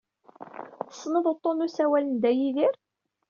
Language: Kabyle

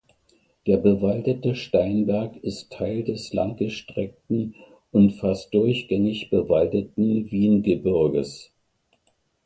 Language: German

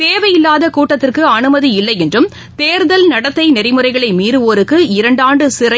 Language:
Tamil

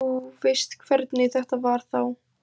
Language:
Icelandic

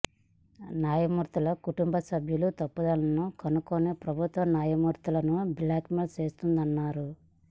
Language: Telugu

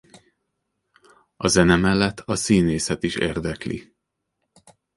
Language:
Hungarian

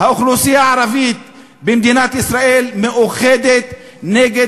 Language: Hebrew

